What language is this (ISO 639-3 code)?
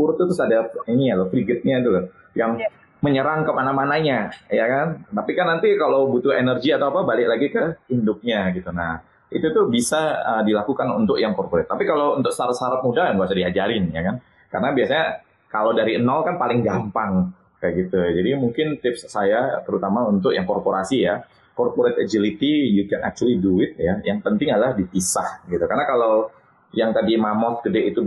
ind